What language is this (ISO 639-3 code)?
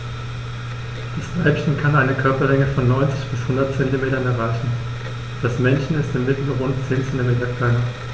deu